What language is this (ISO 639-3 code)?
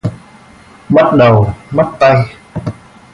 vie